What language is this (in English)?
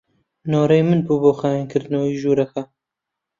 Central Kurdish